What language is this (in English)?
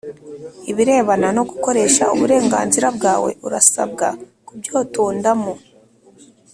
Kinyarwanda